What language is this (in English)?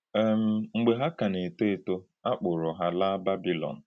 Igbo